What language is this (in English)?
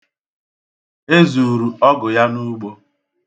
Igbo